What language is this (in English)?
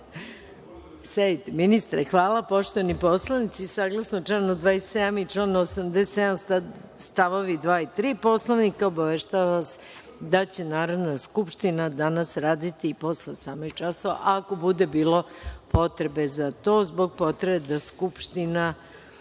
Serbian